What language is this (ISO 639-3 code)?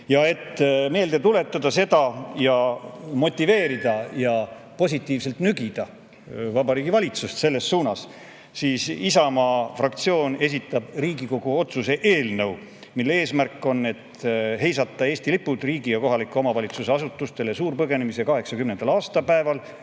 est